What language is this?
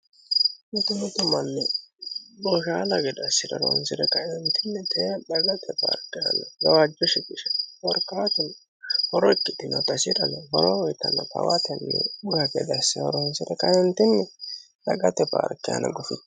Sidamo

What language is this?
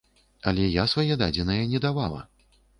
Belarusian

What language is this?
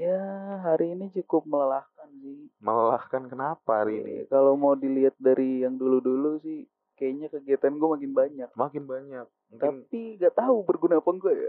Indonesian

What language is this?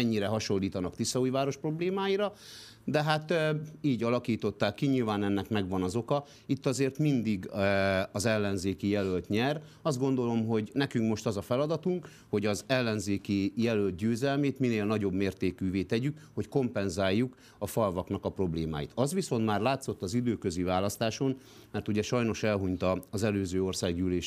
Hungarian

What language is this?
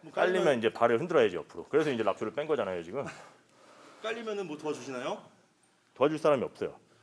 Korean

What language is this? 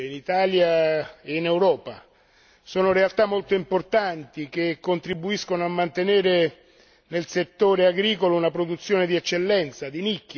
Italian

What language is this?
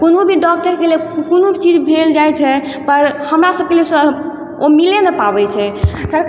Maithili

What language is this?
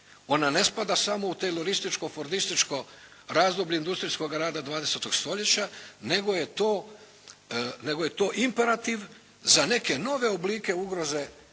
Croatian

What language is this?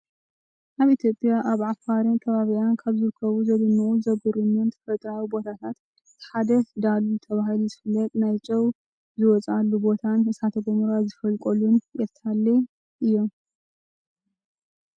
Tigrinya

